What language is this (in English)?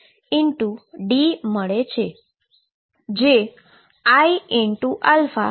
Gujarati